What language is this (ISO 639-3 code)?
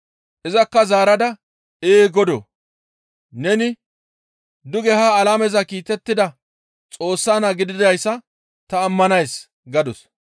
gmv